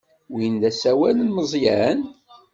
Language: Kabyle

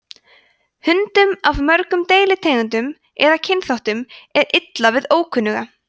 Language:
Icelandic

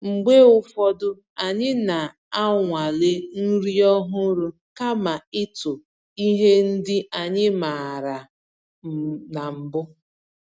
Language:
Igbo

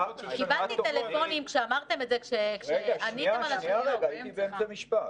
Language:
Hebrew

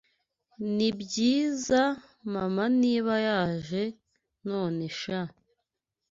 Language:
Kinyarwanda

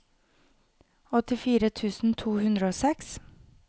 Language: Norwegian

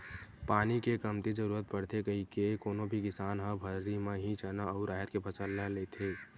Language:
Chhattisgarhi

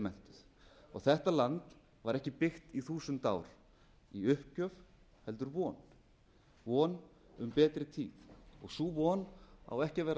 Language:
Icelandic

